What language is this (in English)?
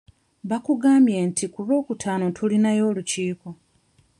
Ganda